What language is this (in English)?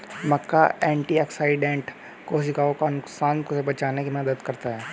Hindi